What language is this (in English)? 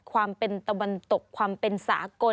Thai